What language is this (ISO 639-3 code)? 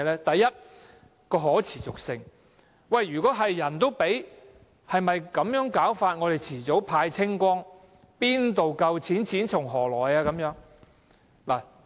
yue